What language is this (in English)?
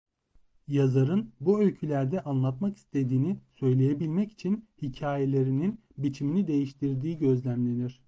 Turkish